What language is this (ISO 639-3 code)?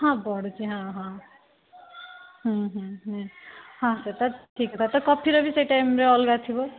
ori